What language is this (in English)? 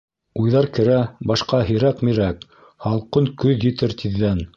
Bashkir